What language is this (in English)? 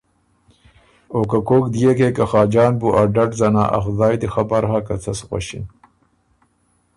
Ormuri